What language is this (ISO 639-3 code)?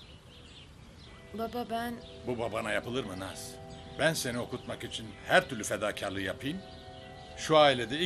tur